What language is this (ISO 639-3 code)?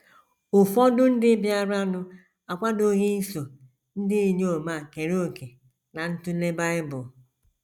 ibo